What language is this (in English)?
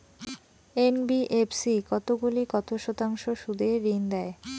Bangla